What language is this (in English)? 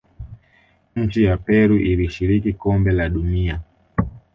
Swahili